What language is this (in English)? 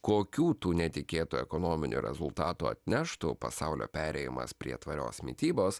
Lithuanian